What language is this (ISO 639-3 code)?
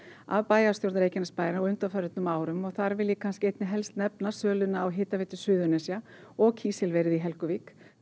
isl